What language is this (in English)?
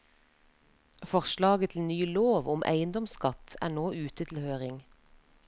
Norwegian